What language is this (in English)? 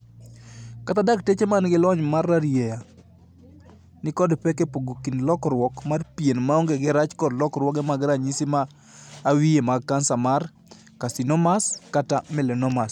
Luo (Kenya and Tanzania)